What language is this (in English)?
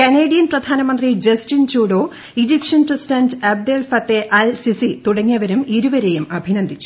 Malayalam